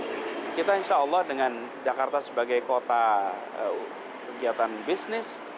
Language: Indonesian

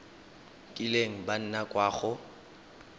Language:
Tswana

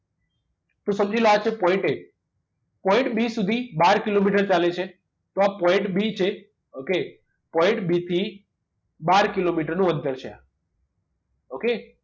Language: Gujarati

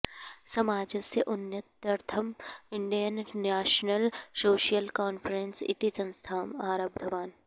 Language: Sanskrit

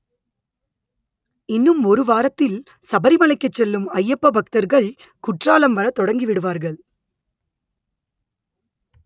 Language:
Tamil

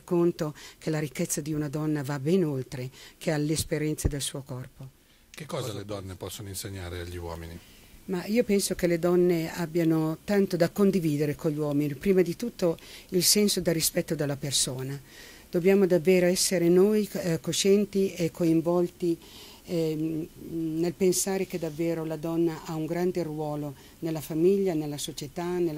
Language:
Italian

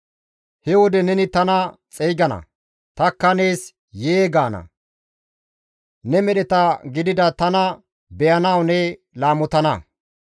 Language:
Gamo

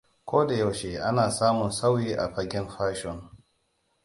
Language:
Hausa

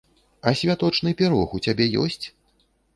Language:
Belarusian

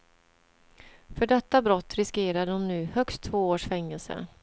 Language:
Swedish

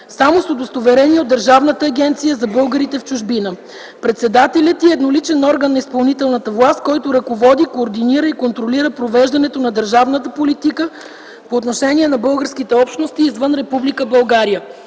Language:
Bulgarian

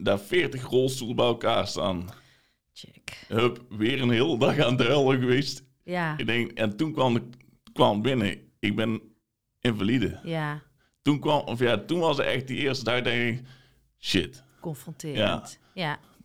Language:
Dutch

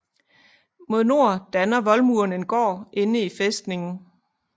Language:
Danish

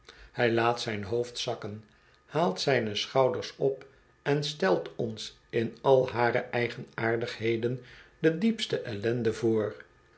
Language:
Dutch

